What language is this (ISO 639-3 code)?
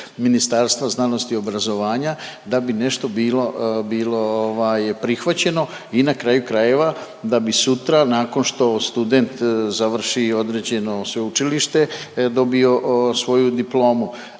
hrv